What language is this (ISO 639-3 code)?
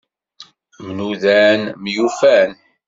kab